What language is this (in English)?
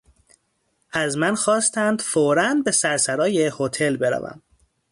Persian